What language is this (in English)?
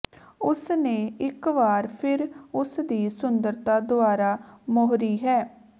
Punjabi